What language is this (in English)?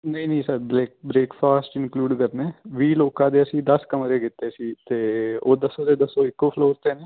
Punjabi